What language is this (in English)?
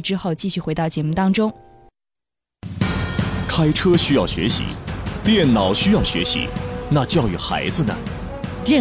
Chinese